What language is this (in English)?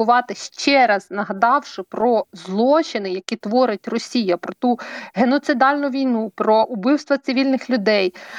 Ukrainian